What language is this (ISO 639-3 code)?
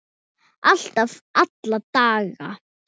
isl